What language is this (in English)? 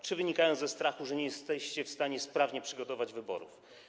Polish